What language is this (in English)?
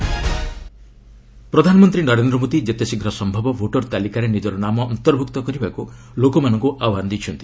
Odia